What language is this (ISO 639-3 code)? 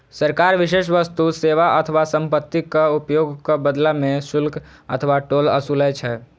mai